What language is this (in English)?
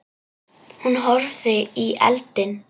Icelandic